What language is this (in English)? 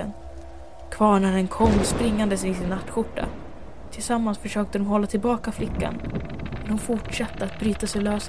Swedish